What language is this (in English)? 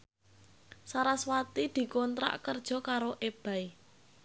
Javanese